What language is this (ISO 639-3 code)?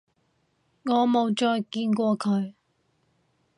yue